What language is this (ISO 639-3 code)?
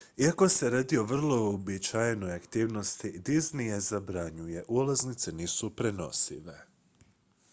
hrv